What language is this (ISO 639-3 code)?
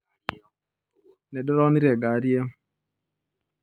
kik